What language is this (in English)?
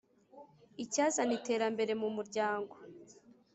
Kinyarwanda